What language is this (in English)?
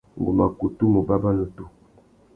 Tuki